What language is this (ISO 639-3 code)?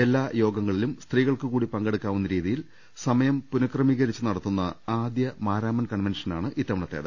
mal